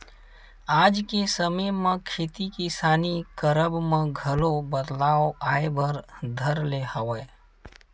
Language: Chhattisgarhi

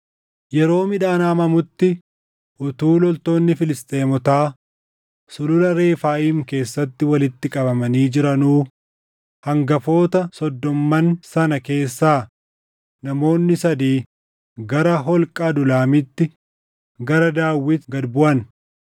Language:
Oromo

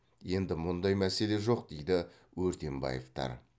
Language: Kazakh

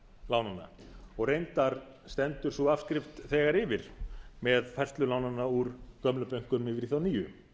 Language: Icelandic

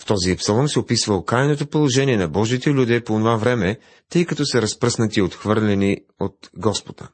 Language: Bulgarian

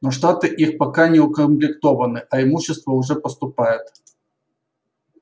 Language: Russian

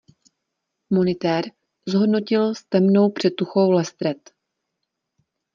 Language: Czech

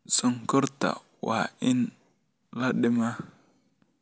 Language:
Somali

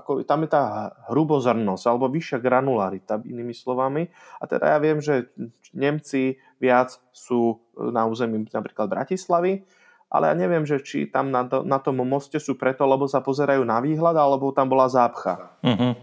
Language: Slovak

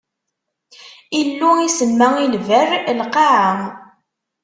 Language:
Kabyle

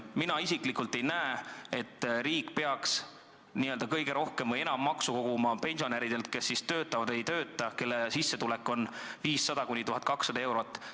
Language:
Estonian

